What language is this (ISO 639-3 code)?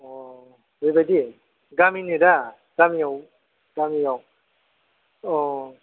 brx